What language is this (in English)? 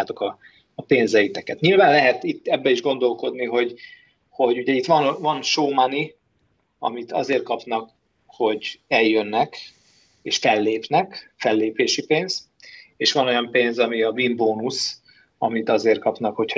Hungarian